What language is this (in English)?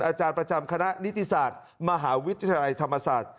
Thai